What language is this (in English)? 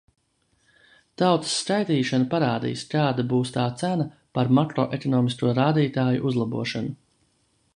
Latvian